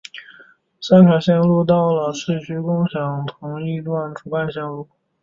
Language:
Chinese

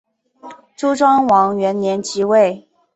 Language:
Chinese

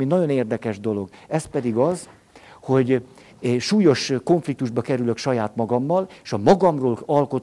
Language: Hungarian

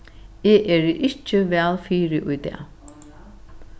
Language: Faroese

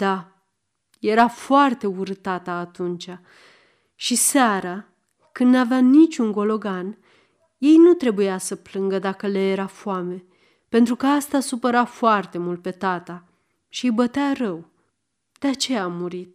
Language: Romanian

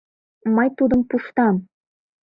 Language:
Mari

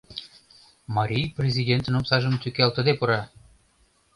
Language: Mari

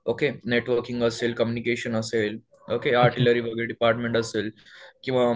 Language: Marathi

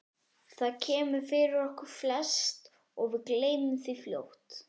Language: Icelandic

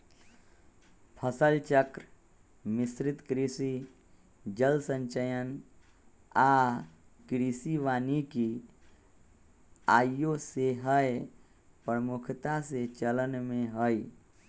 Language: Magahi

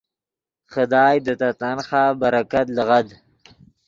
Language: Yidgha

